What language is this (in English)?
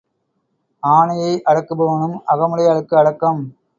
Tamil